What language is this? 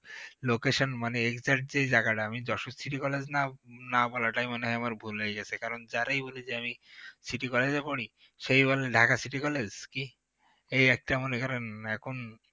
Bangla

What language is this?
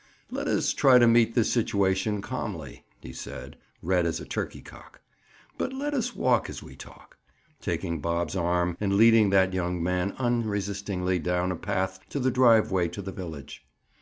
English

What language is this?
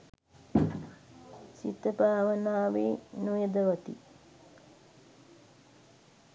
Sinhala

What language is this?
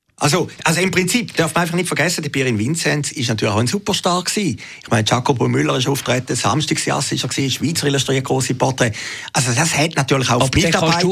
German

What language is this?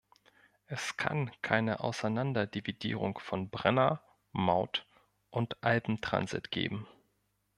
German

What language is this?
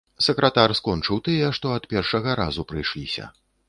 Belarusian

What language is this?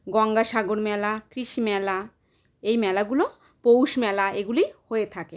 Bangla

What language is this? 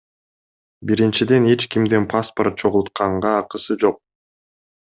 Kyrgyz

